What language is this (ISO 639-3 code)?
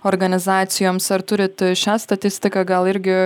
lit